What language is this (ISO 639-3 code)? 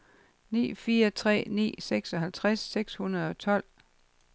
dan